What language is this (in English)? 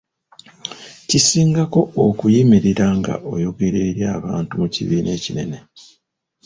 Ganda